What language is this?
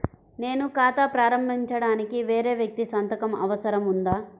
Telugu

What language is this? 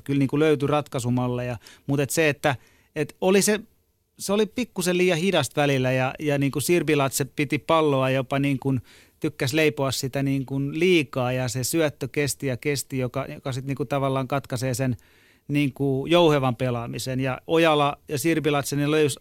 Finnish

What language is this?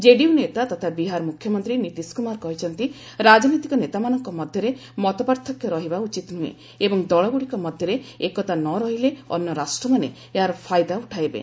Odia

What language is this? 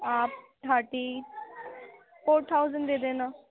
Urdu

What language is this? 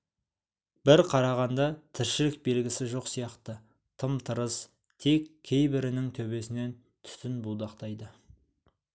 Kazakh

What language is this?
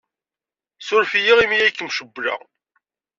Kabyle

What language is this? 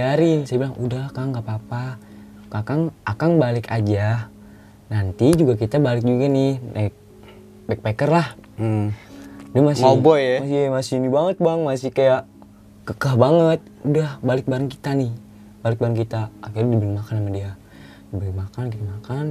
Indonesian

